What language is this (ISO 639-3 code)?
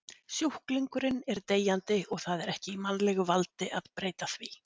isl